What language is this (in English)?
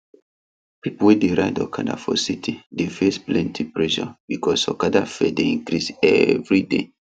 Nigerian Pidgin